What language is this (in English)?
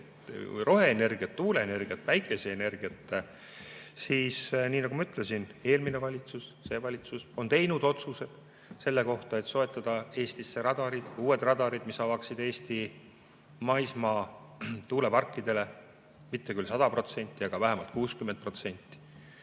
Estonian